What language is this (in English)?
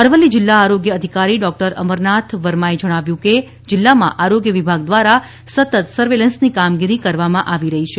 Gujarati